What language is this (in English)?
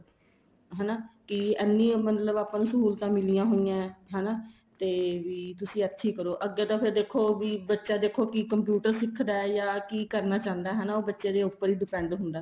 Punjabi